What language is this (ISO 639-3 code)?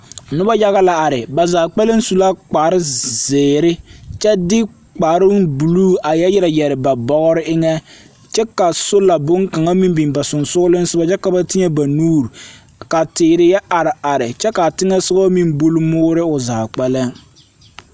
dga